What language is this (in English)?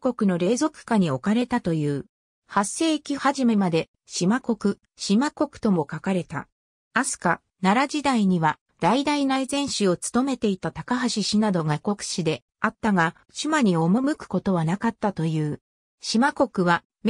Japanese